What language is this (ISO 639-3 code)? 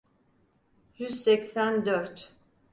tur